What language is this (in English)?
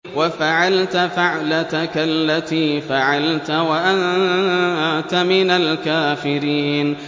Arabic